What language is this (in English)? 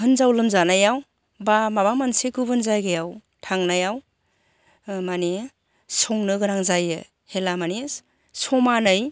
Bodo